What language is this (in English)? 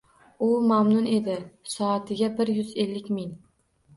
Uzbek